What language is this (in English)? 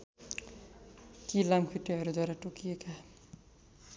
Nepali